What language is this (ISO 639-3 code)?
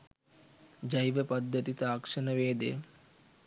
sin